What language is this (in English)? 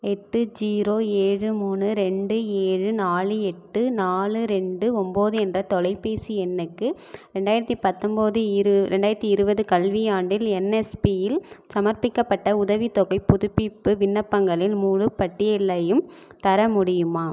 Tamil